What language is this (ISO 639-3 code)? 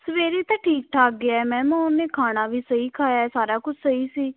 pan